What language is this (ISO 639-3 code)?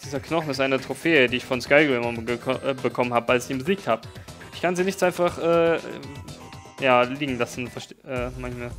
deu